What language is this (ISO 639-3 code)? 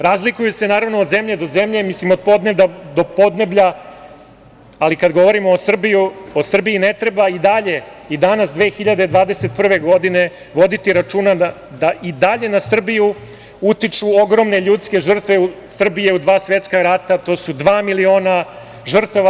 srp